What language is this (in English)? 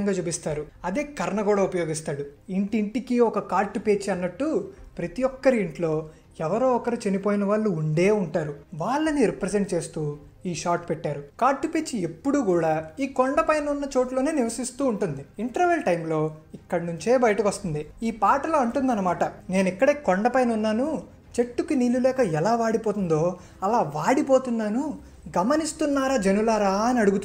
Hindi